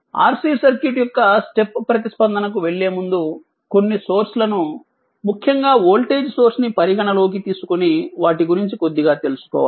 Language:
Telugu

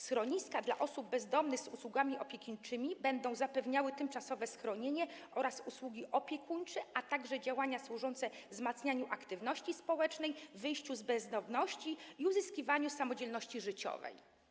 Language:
Polish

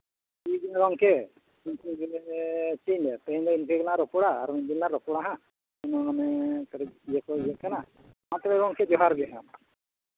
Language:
Santali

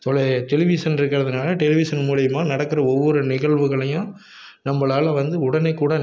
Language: Tamil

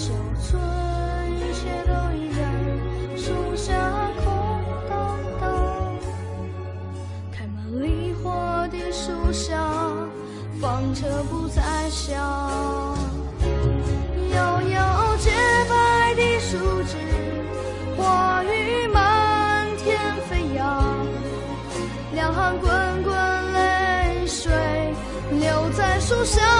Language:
Chinese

